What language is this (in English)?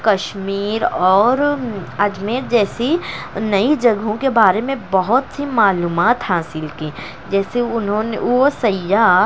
Urdu